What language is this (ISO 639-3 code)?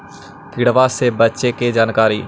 mag